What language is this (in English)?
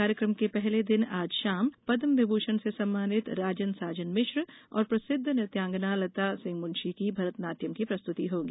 Hindi